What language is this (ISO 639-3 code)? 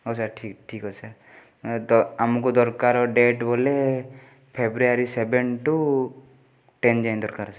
ori